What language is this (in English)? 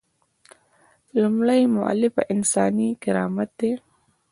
Pashto